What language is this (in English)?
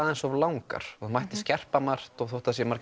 Icelandic